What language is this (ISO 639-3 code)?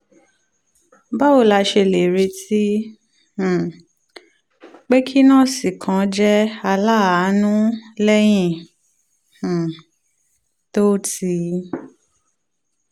yor